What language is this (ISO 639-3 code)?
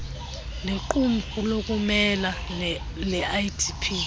xho